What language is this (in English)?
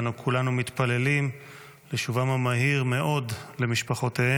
Hebrew